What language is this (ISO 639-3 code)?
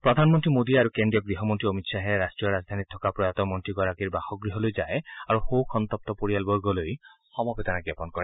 asm